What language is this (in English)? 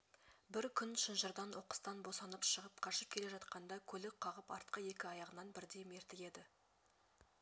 Kazakh